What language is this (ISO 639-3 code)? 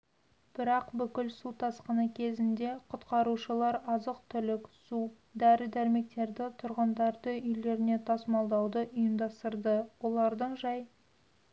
kaz